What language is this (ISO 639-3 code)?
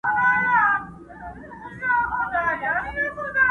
pus